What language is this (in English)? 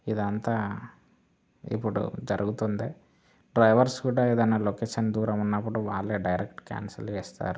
Telugu